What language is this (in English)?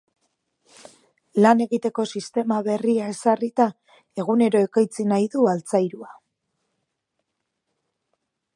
Basque